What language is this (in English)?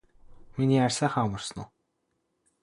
Mongolian